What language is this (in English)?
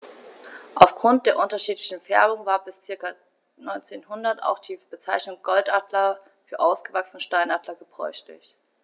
German